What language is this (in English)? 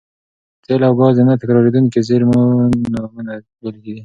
Pashto